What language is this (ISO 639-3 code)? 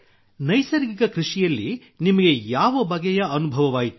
kan